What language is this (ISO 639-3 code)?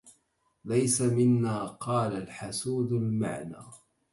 ara